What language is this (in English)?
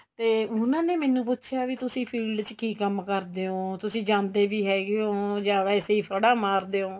Punjabi